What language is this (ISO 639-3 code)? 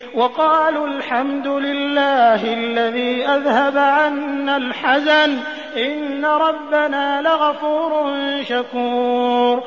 ara